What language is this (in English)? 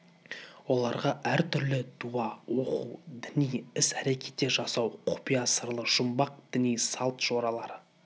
Kazakh